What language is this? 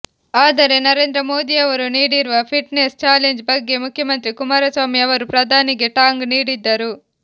Kannada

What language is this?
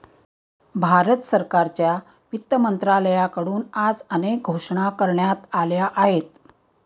Marathi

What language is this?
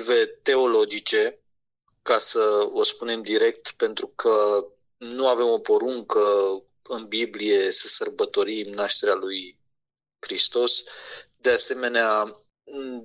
Romanian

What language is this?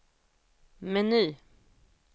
Swedish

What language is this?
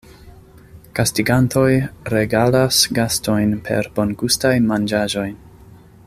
Esperanto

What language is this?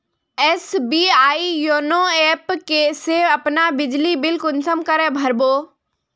Magahi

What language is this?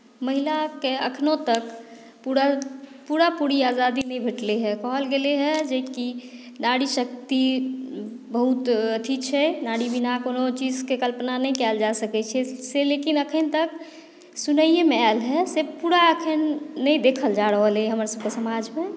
Maithili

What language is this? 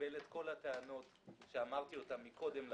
Hebrew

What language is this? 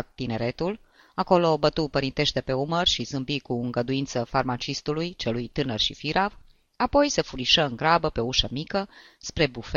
Romanian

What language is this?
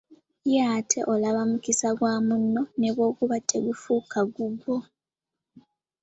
Ganda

